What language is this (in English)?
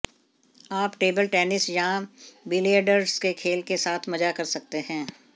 Hindi